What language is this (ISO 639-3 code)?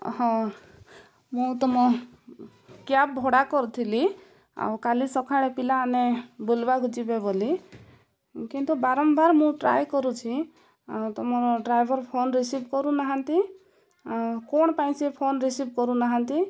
ori